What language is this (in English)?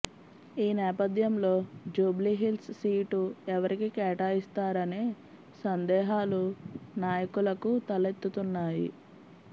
Telugu